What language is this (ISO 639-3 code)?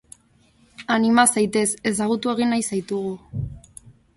eus